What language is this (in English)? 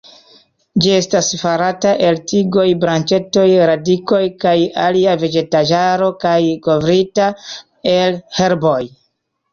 Esperanto